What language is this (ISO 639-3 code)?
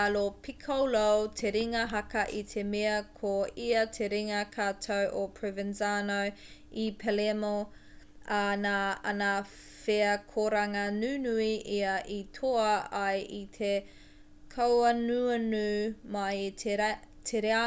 mri